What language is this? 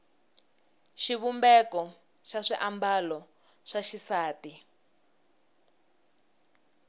Tsonga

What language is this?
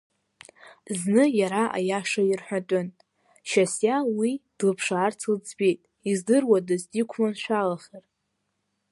Abkhazian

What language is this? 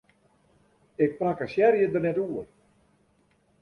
Western Frisian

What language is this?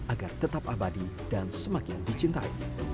Indonesian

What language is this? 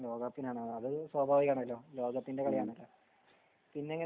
Malayalam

